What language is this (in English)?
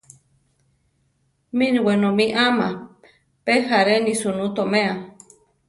Central Tarahumara